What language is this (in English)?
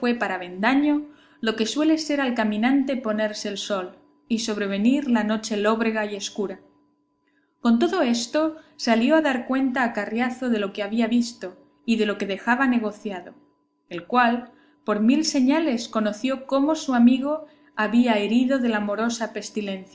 Spanish